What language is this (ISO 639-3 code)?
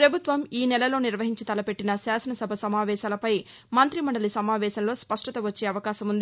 tel